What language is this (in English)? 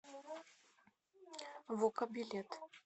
Russian